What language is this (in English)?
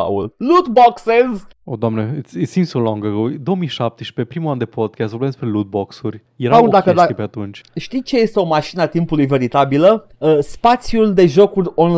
Romanian